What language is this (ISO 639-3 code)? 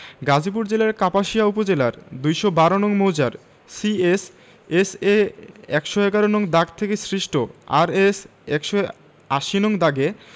ben